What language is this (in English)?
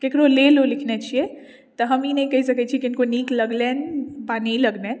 Maithili